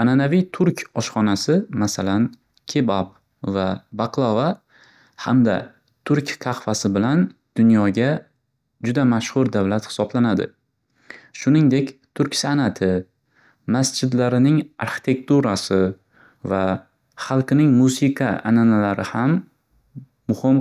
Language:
Uzbek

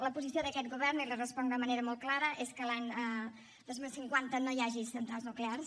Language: Catalan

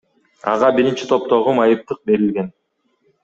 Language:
Kyrgyz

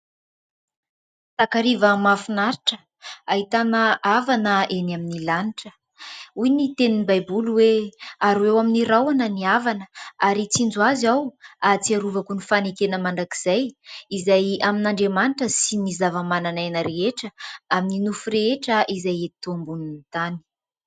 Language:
Malagasy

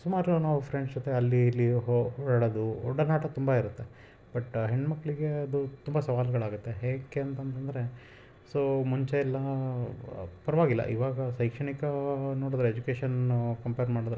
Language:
Kannada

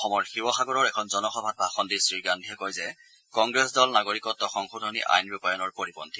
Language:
Assamese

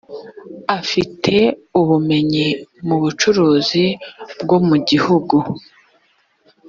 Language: Kinyarwanda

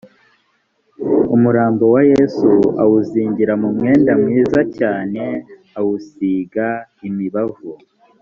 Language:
Kinyarwanda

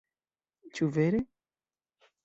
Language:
Esperanto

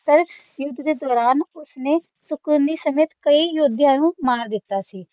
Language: Punjabi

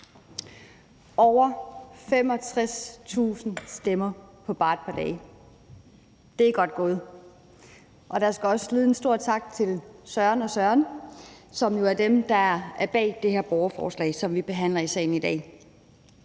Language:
Danish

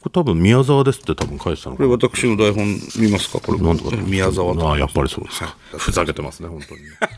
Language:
Japanese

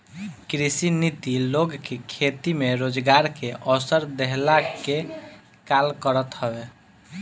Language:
Bhojpuri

